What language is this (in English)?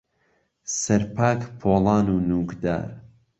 Central Kurdish